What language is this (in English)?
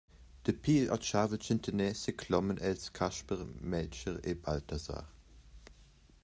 Romansh